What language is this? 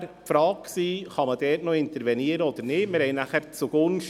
Swiss German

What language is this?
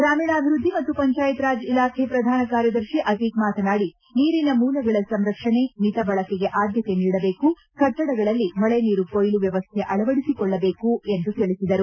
Kannada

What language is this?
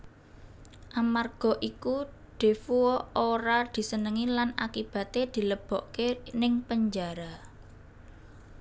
Javanese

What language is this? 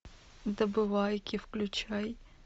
Russian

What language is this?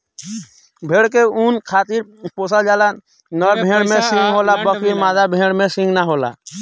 Bhojpuri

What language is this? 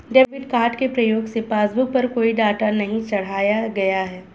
Hindi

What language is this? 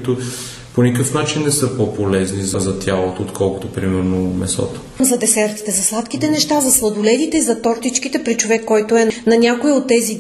Bulgarian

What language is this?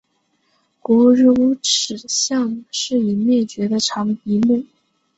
Chinese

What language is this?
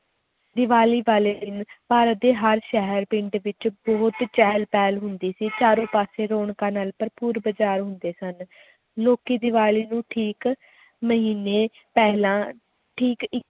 Punjabi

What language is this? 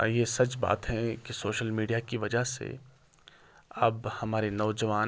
Urdu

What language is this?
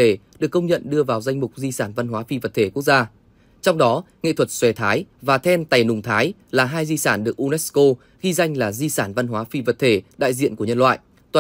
Vietnamese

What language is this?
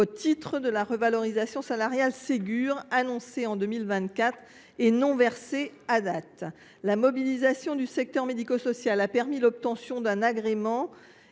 French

